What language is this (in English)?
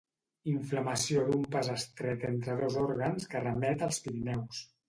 Catalan